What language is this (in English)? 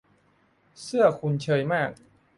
Thai